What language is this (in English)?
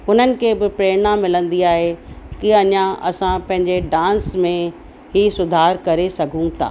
Sindhi